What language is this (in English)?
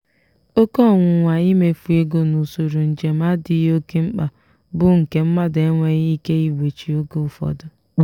Igbo